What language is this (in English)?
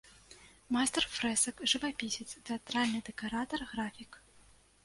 Belarusian